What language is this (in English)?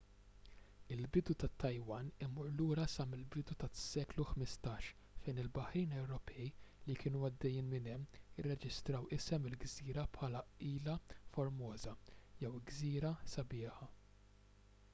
Maltese